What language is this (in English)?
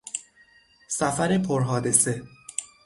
Persian